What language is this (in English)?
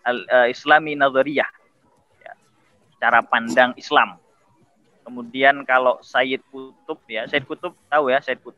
Indonesian